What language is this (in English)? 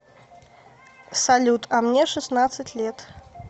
Russian